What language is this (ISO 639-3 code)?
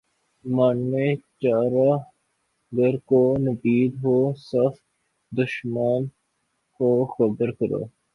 urd